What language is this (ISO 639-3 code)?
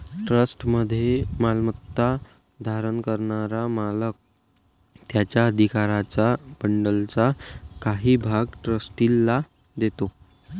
mar